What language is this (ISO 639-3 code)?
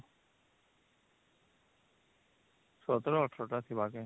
ori